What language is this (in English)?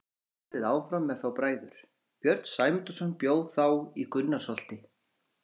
Icelandic